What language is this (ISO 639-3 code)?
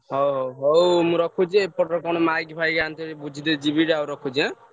ori